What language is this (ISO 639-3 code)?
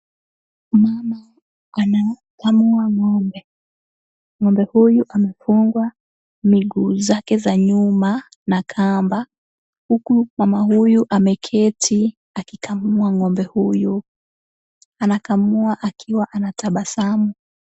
swa